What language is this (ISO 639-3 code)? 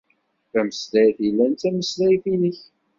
kab